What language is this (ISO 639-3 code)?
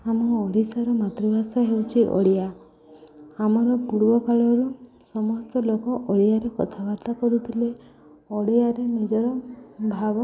ori